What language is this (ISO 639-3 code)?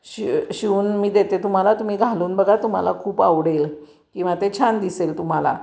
mar